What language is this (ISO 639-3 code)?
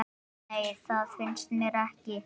isl